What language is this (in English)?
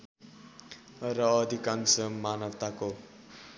Nepali